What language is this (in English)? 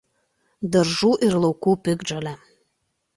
Lithuanian